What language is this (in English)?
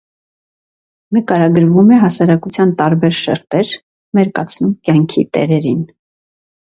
Armenian